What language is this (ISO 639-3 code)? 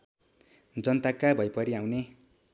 nep